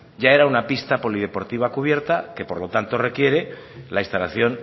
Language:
Spanish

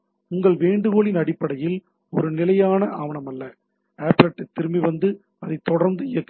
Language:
Tamil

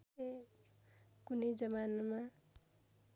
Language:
Nepali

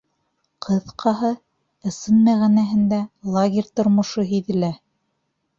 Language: Bashkir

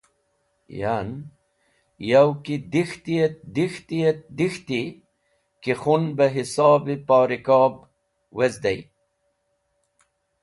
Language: Wakhi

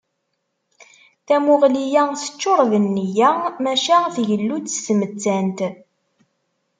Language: Kabyle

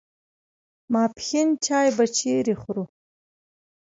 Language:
Pashto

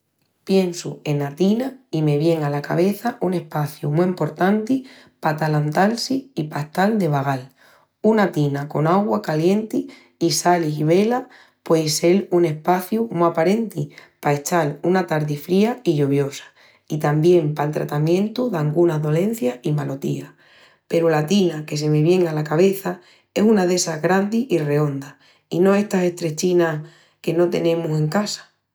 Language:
Extremaduran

